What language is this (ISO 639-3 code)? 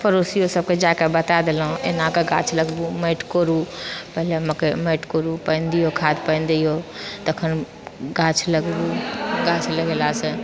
mai